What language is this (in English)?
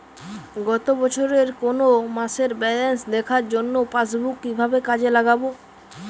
Bangla